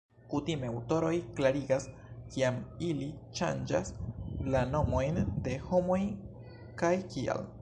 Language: Esperanto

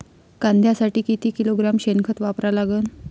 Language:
Marathi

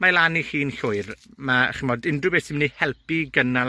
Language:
Welsh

